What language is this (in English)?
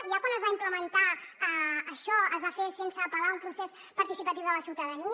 Catalan